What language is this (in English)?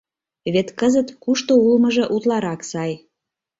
Mari